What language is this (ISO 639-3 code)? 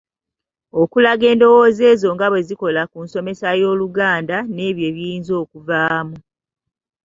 lug